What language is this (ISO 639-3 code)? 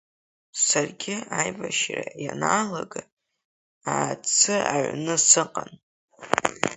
abk